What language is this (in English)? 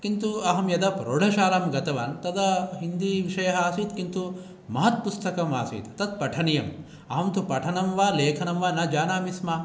Sanskrit